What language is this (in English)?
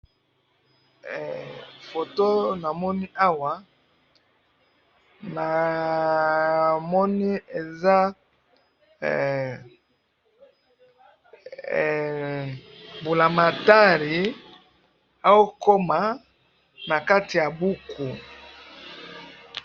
Lingala